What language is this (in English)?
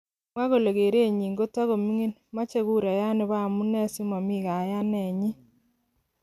Kalenjin